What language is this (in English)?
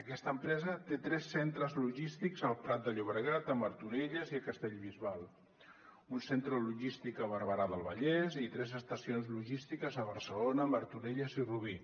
Catalan